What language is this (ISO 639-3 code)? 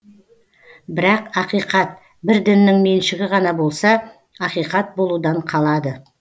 kaz